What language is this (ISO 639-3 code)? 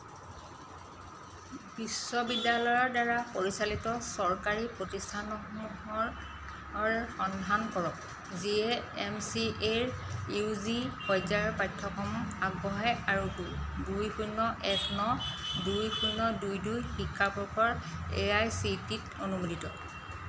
asm